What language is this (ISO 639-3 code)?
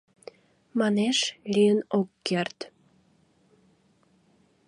chm